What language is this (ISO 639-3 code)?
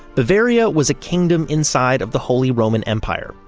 eng